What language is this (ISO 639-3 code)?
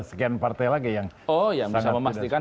ind